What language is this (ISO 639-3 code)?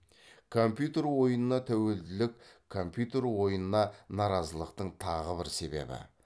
kaz